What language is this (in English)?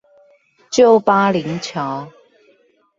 Chinese